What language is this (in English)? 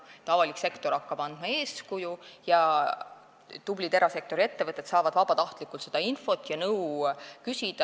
Estonian